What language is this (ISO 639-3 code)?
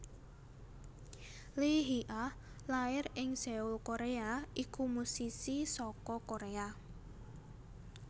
jav